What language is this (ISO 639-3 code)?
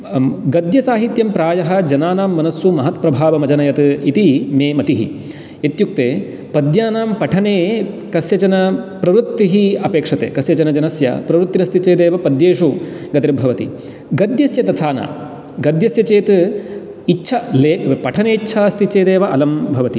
san